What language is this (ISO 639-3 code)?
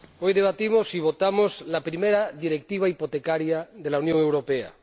spa